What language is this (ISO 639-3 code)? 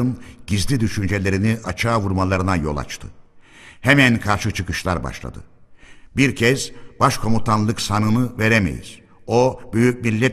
tur